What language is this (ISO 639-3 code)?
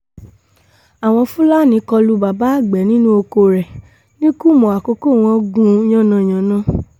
yor